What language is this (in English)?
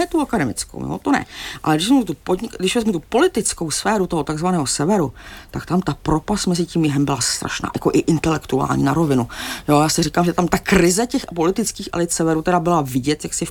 Czech